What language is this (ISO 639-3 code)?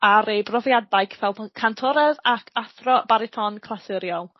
cym